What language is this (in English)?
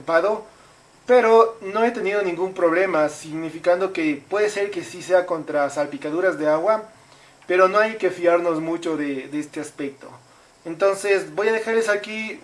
Spanish